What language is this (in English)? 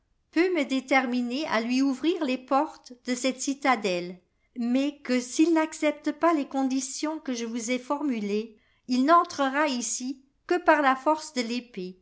French